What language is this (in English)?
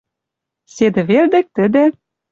Western Mari